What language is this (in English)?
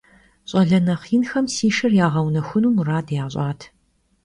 Kabardian